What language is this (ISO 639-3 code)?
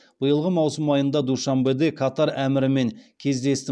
kaz